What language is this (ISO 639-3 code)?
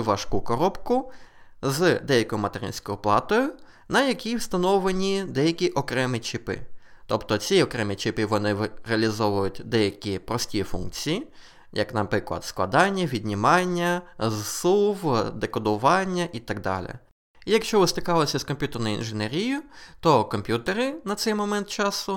ukr